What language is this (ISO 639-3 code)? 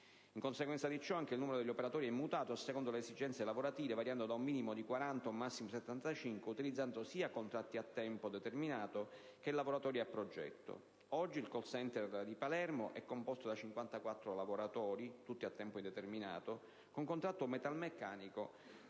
ita